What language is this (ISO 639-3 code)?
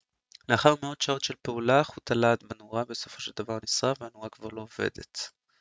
heb